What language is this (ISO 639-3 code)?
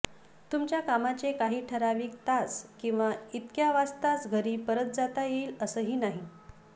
mar